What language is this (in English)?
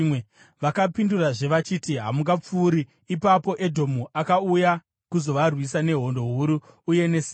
Shona